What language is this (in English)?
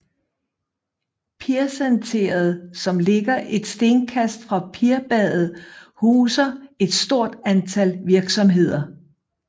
Danish